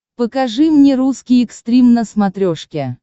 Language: Russian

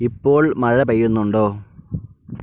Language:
Malayalam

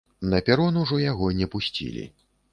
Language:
Belarusian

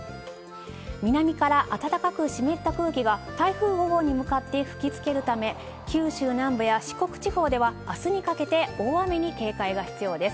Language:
Japanese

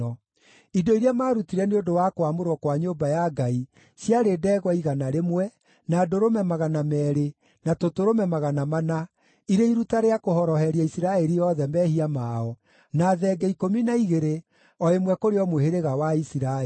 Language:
Kikuyu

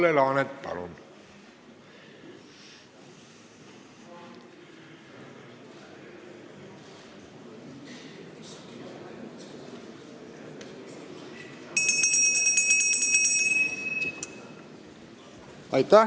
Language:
Estonian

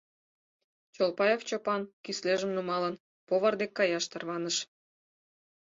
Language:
Mari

